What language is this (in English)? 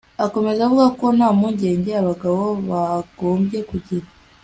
Kinyarwanda